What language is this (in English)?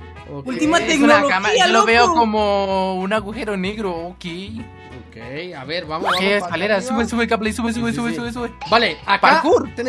Spanish